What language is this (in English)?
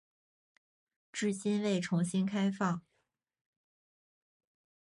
Chinese